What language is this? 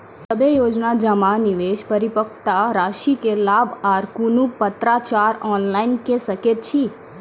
Maithili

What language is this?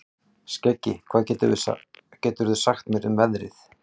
Icelandic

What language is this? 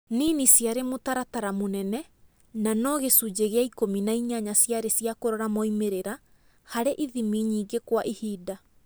Kikuyu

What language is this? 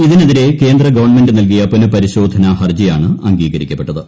Malayalam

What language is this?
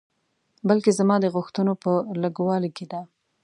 Pashto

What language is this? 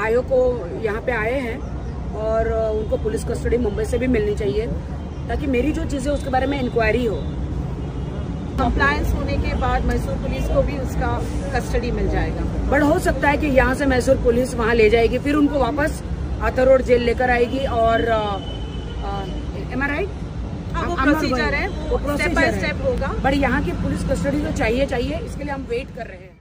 Hindi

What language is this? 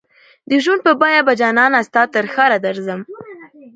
Pashto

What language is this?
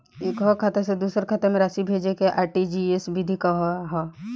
Bhojpuri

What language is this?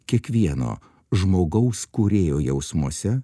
Lithuanian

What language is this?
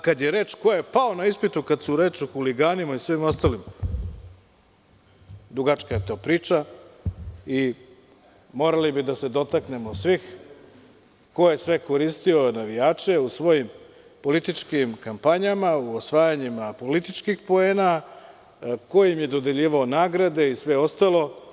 Serbian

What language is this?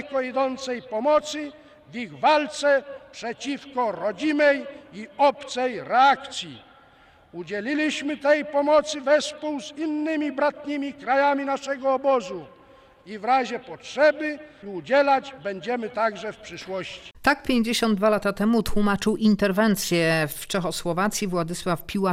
Polish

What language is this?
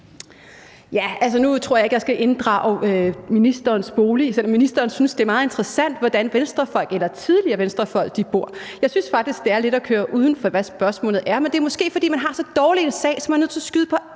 Danish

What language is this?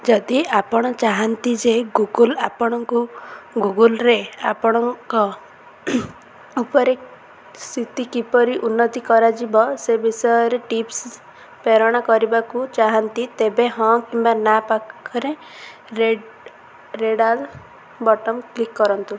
Odia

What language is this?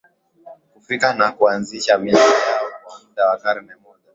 Swahili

